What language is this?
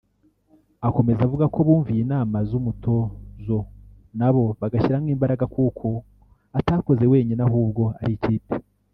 Kinyarwanda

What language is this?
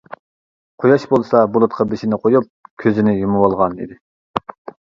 Uyghur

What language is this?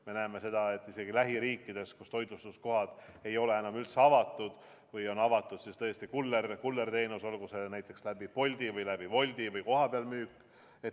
Estonian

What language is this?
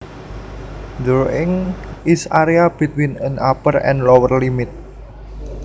Javanese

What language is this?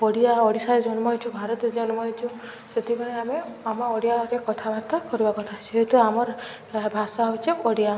Odia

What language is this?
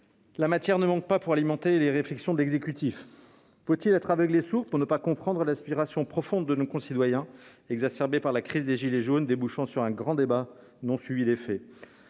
French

